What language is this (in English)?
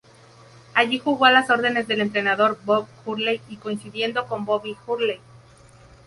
Spanish